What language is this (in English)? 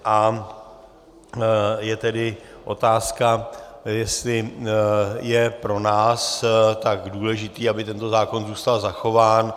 Czech